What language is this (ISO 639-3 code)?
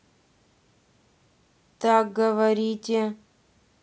rus